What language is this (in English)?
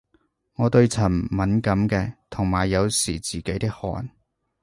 Cantonese